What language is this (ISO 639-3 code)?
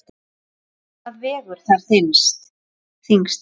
isl